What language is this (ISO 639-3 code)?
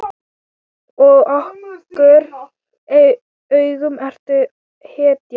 isl